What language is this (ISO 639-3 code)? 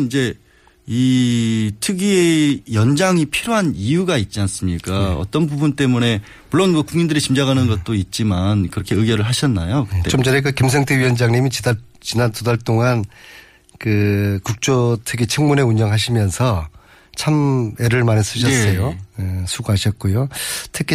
kor